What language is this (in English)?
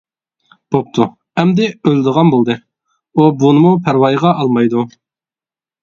Uyghur